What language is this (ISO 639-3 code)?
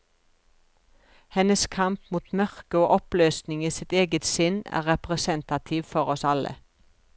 nor